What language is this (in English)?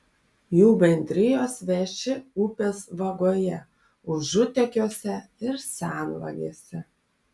Lithuanian